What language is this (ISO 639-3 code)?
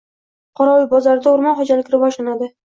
uzb